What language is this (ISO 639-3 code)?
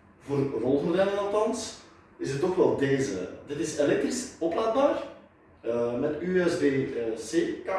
nld